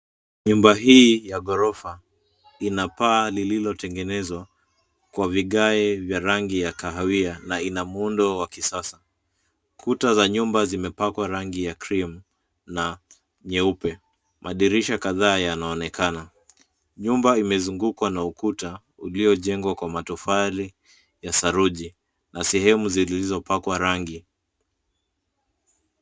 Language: Swahili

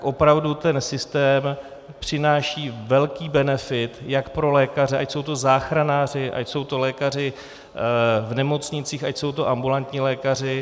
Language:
Czech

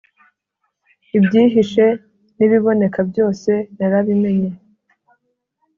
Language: Kinyarwanda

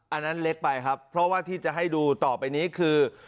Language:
Thai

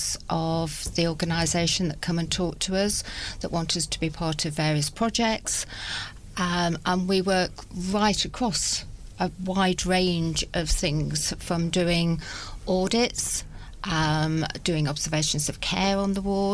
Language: English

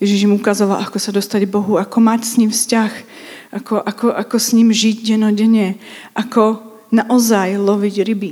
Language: Czech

